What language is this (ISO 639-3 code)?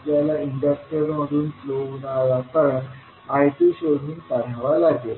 mar